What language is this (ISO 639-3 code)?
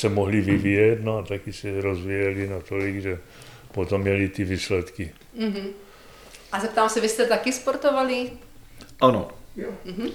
ces